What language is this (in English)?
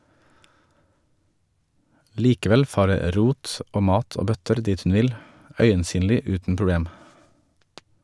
Norwegian